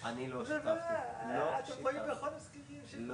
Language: Hebrew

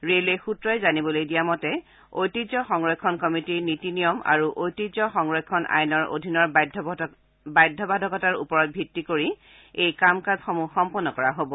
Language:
Assamese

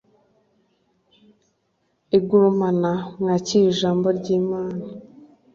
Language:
Kinyarwanda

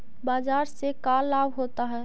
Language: Magahi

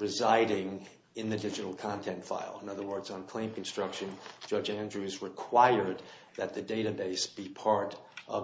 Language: English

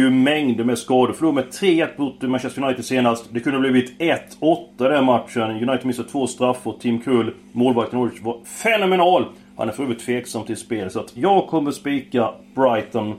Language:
Swedish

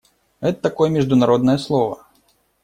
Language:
Russian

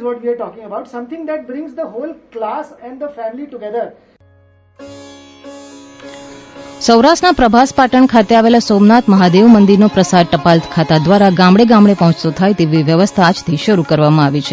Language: Gujarati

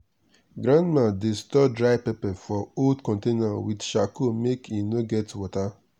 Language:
Nigerian Pidgin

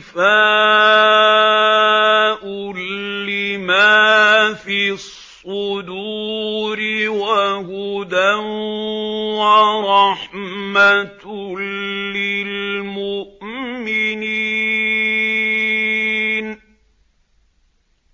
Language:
Arabic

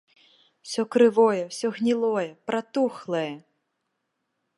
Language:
Belarusian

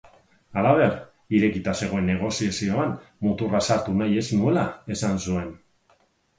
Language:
Basque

